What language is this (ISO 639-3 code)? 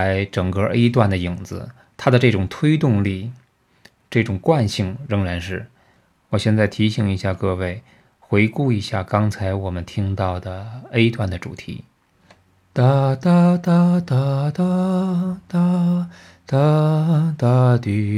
zho